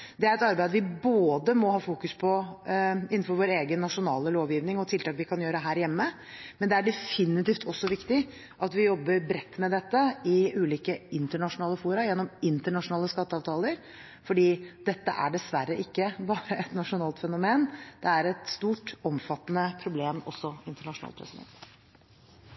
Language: Norwegian Bokmål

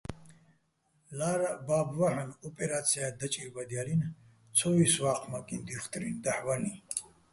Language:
Bats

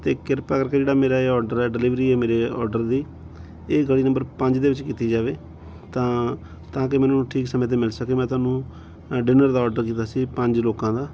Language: Punjabi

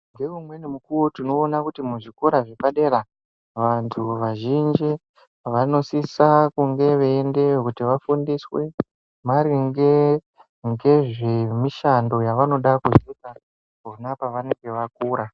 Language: Ndau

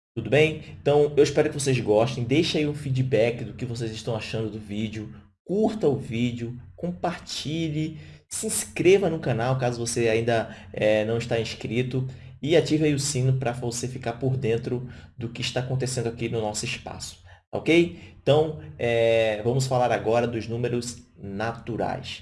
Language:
Portuguese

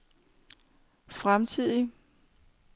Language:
Danish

